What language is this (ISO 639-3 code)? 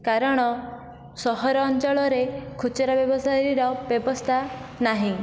ori